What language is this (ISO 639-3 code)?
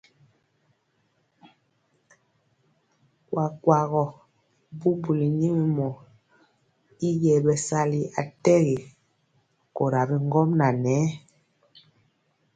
mcx